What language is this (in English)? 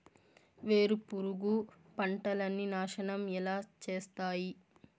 Telugu